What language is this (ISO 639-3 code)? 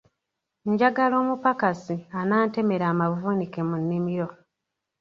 lug